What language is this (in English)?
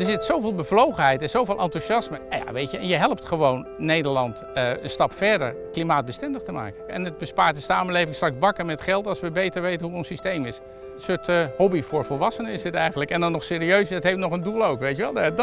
Dutch